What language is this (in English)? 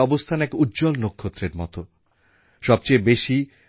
Bangla